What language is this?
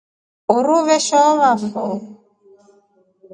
Rombo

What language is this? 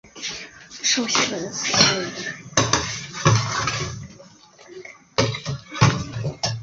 Chinese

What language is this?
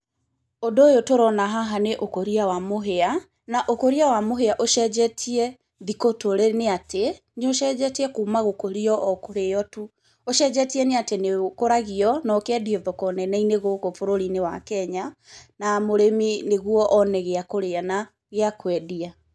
Kikuyu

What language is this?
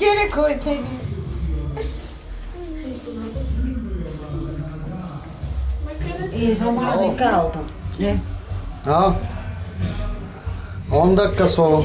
Turkish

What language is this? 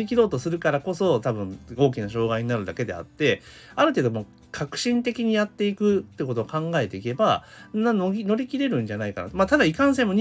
Japanese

